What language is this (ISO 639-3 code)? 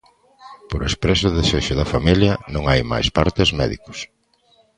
glg